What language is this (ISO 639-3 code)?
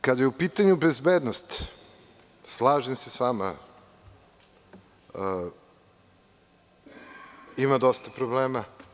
srp